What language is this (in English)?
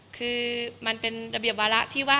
Thai